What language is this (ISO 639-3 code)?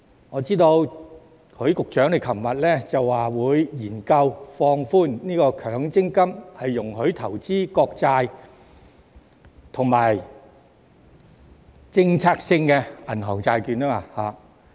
yue